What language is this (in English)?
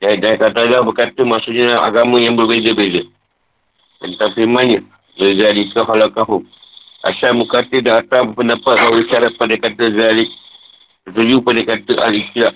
Malay